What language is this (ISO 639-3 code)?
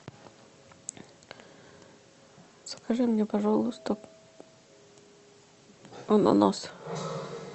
rus